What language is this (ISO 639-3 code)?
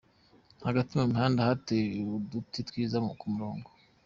kin